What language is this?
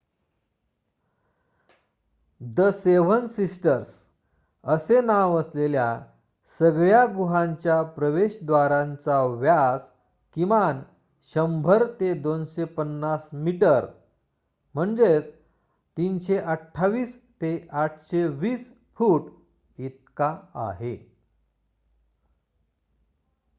Marathi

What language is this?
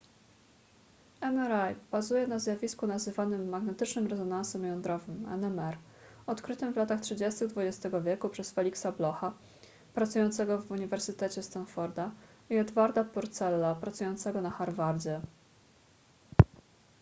Polish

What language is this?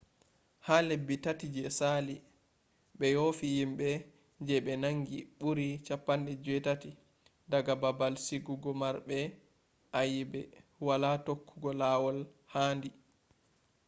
Fula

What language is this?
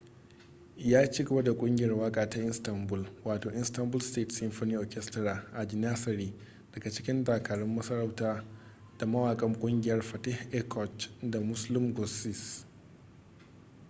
Hausa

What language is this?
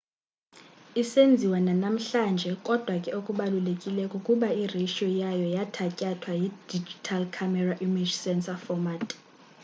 Xhosa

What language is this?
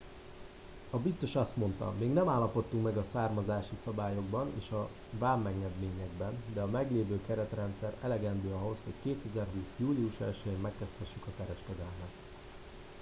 Hungarian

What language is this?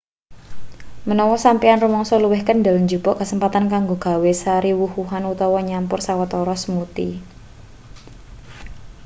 Javanese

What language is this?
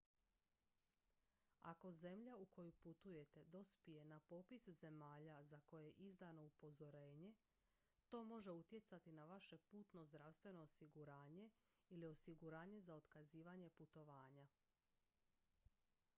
Croatian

